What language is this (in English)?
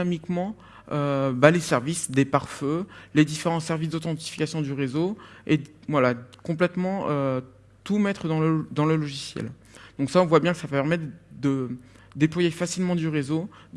French